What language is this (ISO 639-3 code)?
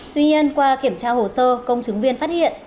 vie